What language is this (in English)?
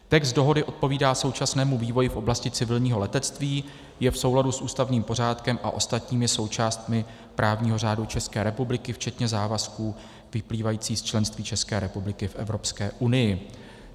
Czech